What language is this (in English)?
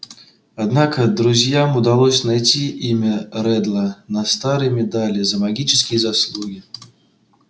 Russian